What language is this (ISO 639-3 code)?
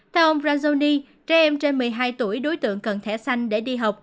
vie